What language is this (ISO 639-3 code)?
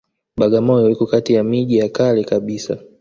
swa